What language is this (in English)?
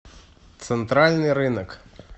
Russian